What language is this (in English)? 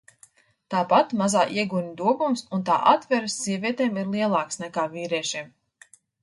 Latvian